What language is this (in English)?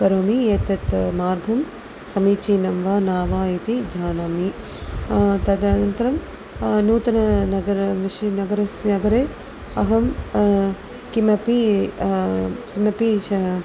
Sanskrit